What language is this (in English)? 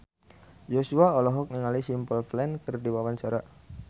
Sundanese